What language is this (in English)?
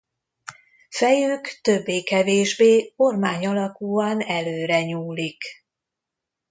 Hungarian